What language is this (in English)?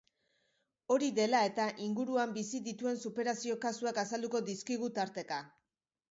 Basque